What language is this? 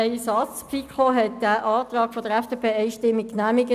Swiss German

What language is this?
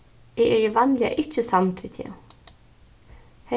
Faroese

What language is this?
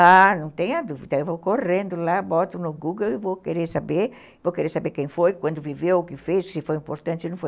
Portuguese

